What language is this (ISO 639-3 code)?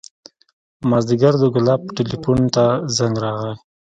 pus